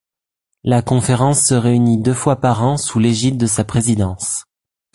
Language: French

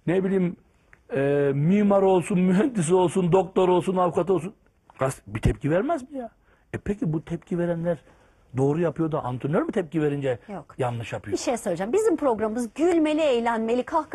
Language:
Turkish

